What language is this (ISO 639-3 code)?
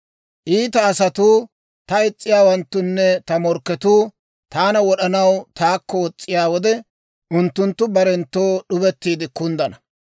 dwr